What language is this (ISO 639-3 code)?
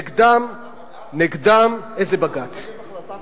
heb